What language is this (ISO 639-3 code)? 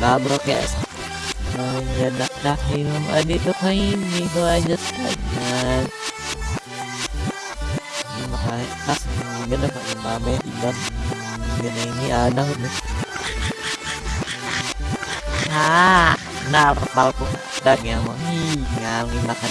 ind